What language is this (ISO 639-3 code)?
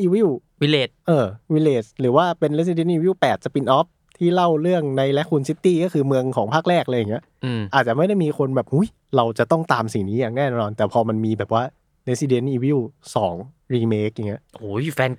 tha